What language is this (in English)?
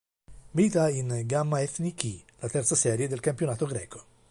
Italian